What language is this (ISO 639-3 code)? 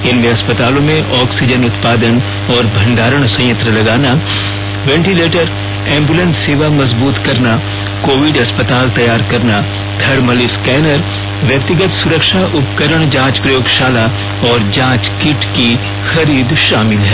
hin